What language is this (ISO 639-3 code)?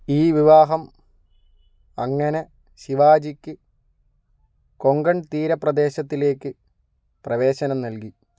mal